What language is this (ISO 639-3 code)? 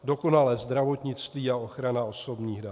ces